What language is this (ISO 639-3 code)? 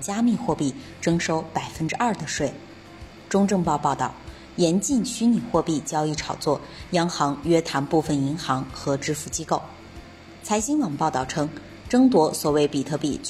zho